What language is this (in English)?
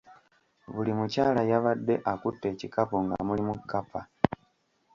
Ganda